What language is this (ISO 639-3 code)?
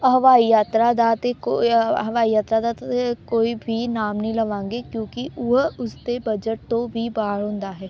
pan